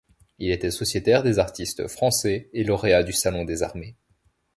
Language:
French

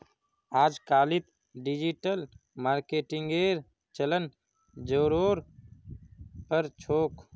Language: Magahi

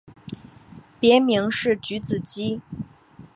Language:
Chinese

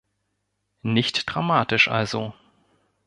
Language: German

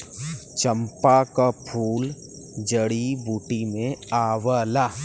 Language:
Bhojpuri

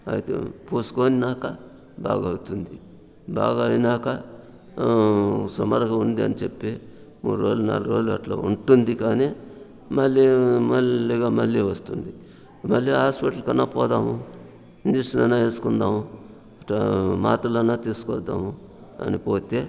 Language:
Telugu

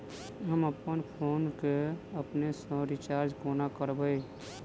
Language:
Maithili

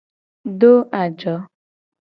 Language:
Gen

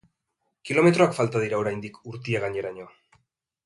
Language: Basque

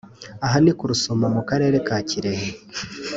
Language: Kinyarwanda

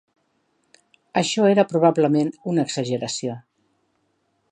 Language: Catalan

